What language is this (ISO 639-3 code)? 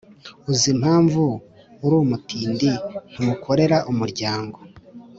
kin